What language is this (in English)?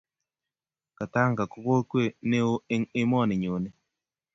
Kalenjin